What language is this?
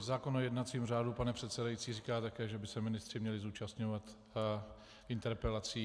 Czech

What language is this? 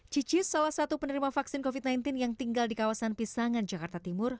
Indonesian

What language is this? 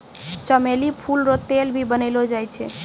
Maithili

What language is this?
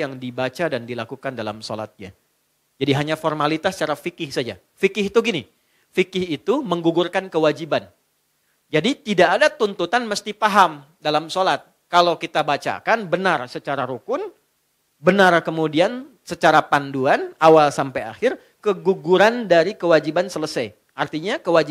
Indonesian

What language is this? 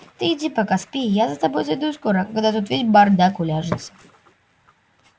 Russian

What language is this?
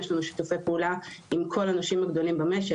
Hebrew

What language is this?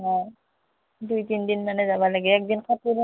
Assamese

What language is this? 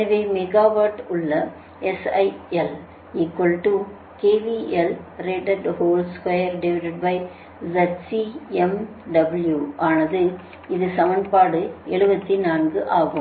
Tamil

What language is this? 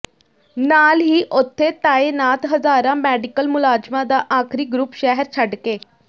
Punjabi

